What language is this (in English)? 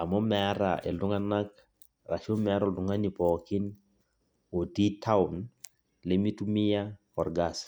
Masai